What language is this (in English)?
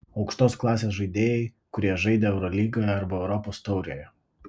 Lithuanian